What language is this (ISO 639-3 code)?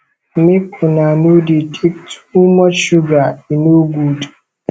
pcm